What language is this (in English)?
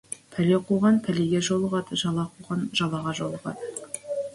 Kazakh